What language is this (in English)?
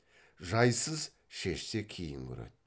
Kazakh